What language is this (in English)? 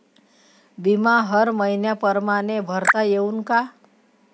Marathi